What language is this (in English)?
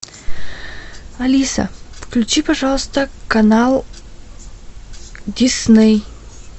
Russian